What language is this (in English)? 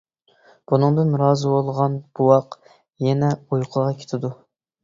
Uyghur